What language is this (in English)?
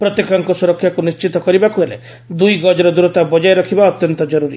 Odia